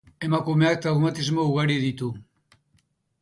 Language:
Basque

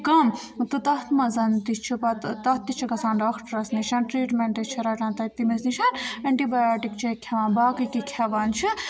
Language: Kashmiri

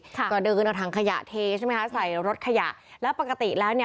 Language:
Thai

